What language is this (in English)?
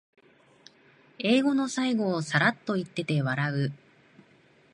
Japanese